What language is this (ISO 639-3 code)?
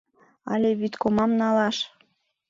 chm